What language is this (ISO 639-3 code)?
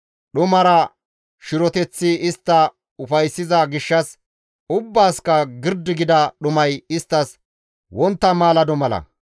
gmv